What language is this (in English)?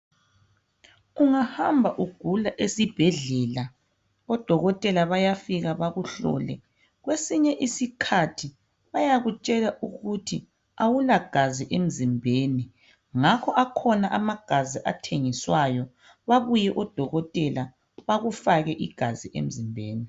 North Ndebele